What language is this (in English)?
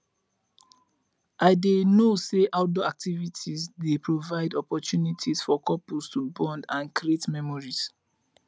Nigerian Pidgin